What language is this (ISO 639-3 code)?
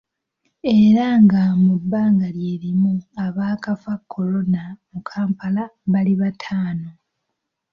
lug